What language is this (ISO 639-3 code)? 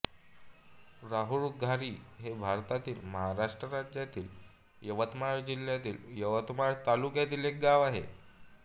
mar